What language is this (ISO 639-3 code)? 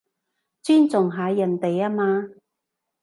yue